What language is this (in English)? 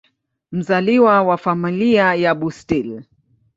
Swahili